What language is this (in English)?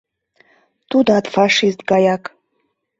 Mari